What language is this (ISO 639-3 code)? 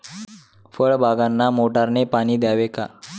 mar